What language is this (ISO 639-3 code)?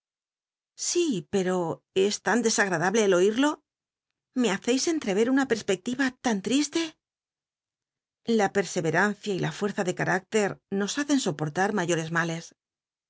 spa